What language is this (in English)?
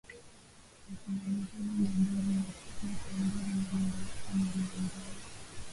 Swahili